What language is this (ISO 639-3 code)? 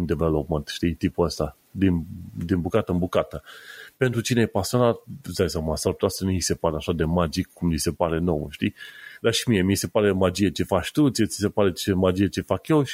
ron